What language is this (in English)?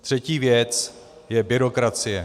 Czech